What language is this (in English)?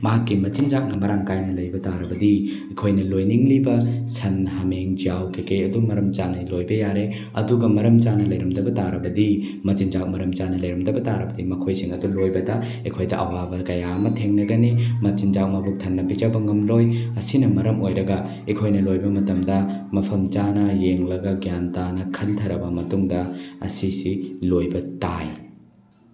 Manipuri